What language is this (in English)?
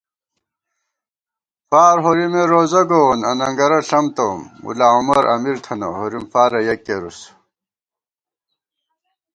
Gawar-Bati